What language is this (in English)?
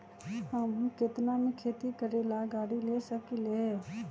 Magahi